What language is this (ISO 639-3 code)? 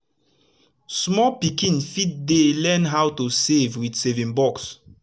pcm